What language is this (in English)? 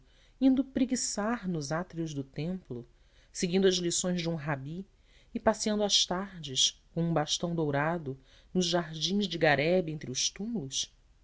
Portuguese